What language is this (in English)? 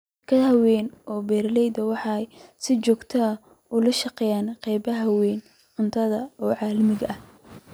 Somali